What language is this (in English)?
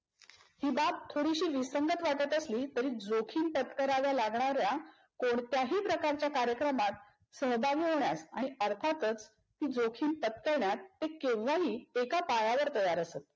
Marathi